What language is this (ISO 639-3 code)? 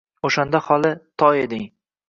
uzb